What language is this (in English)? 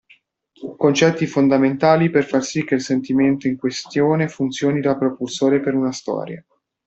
Italian